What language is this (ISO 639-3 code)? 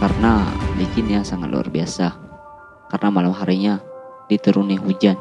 ind